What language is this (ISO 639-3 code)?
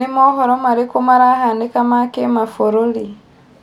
kik